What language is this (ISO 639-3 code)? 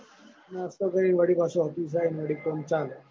guj